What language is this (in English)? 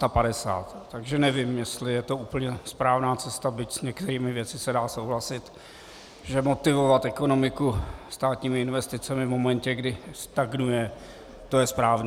Czech